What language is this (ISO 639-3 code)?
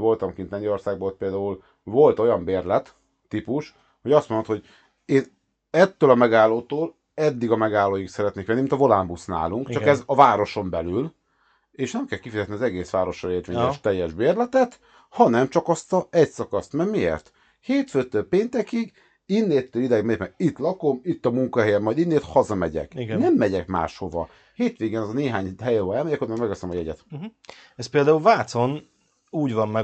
hun